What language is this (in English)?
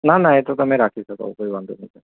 Gujarati